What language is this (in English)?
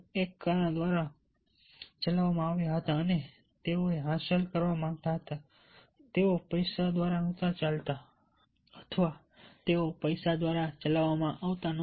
Gujarati